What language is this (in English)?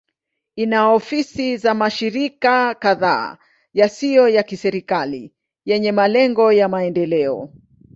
Swahili